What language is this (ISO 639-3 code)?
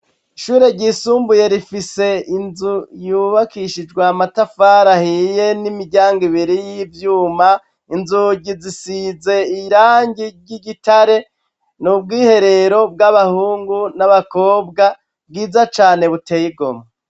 run